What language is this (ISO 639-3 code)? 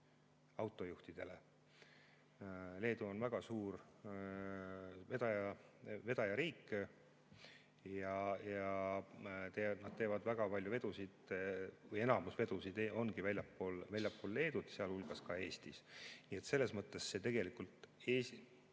est